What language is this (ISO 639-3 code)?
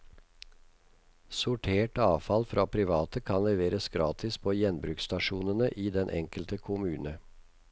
nor